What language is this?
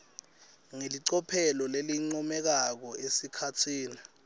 Swati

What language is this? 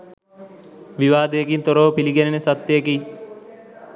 Sinhala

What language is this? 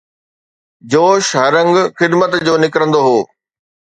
Sindhi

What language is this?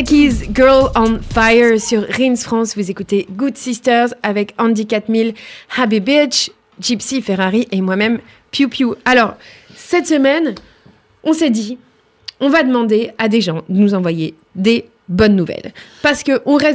French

